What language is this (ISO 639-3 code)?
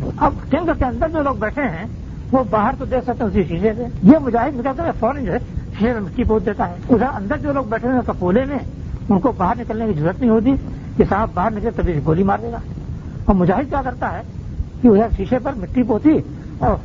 urd